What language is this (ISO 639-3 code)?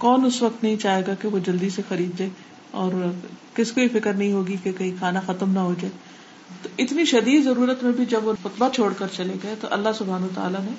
urd